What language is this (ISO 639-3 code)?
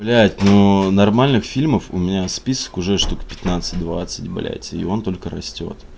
rus